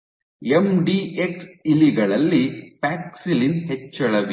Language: Kannada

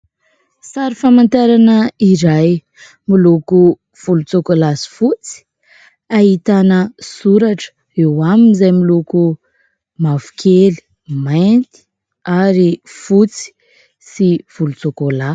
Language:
Malagasy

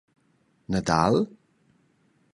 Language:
Romansh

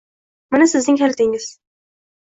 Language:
Uzbek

